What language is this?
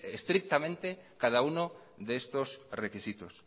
Spanish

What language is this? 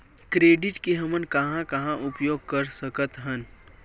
Chhattisgarhi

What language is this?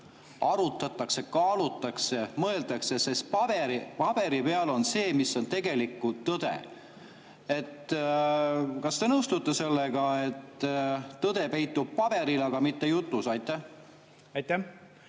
Estonian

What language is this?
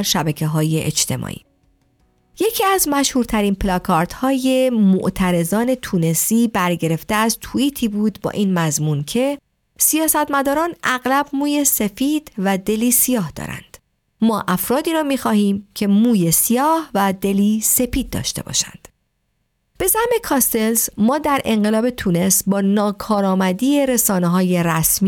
Persian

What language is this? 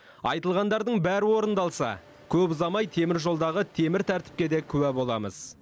Kazakh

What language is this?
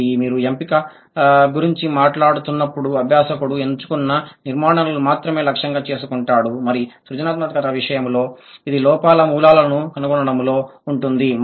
Telugu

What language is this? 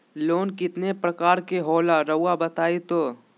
Magahi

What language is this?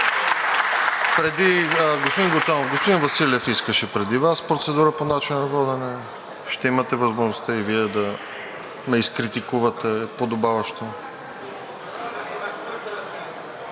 Bulgarian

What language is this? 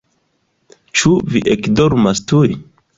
Esperanto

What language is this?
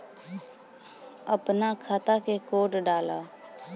Bhojpuri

